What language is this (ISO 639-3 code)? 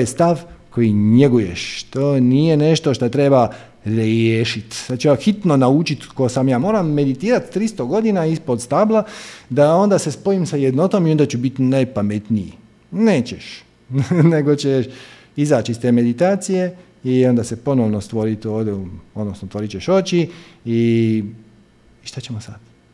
hrv